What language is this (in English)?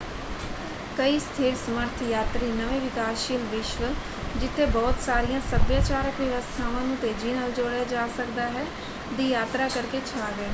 Punjabi